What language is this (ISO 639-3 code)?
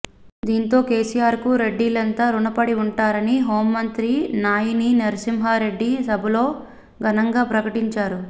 tel